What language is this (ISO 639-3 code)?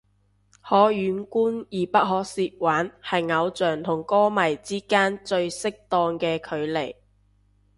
yue